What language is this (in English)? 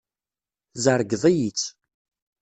Kabyle